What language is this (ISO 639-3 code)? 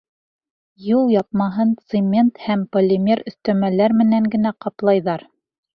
bak